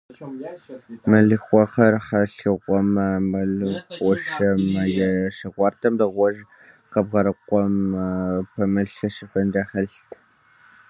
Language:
Kabardian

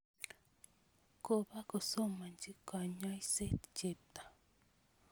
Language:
Kalenjin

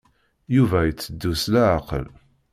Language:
Kabyle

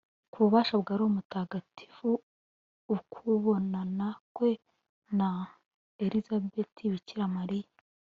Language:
Kinyarwanda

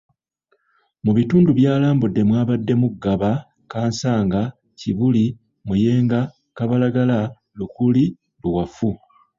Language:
Ganda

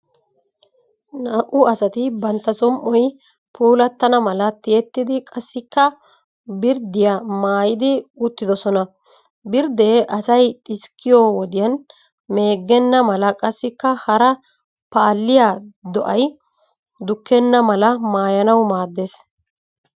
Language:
Wolaytta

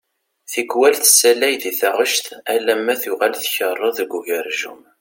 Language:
Kabyle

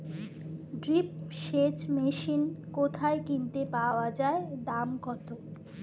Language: Bangla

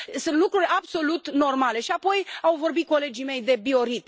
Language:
Romanian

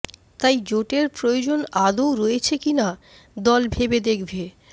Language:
Bangla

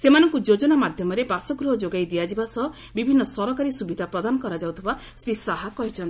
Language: Odia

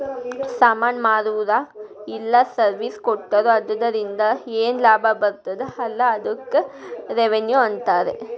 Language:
Kannada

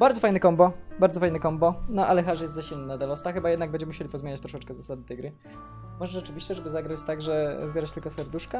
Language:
Polish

